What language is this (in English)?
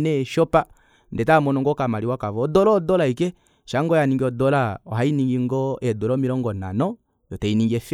Kuanyama